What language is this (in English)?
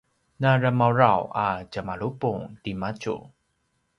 Paiwan